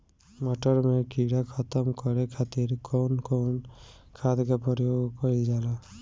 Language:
Bhojpuri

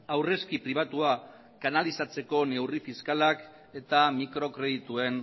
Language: Basque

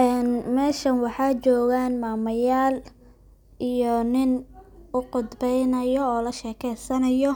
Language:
Somali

